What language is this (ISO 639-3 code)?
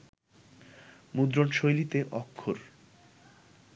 ben